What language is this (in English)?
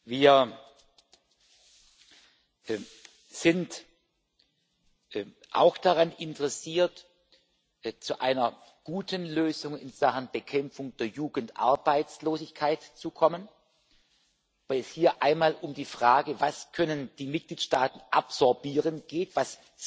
German